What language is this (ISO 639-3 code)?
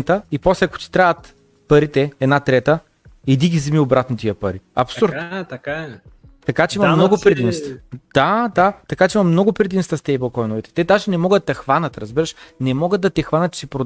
bul